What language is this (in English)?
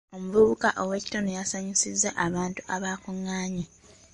Ganda